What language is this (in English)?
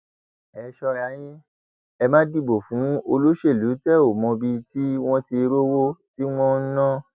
Yoruba